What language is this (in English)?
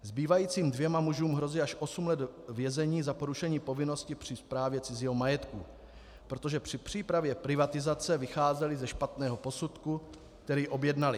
Czech